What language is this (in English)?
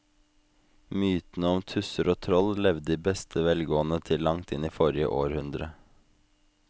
Norwegian